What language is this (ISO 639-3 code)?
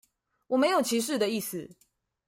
zho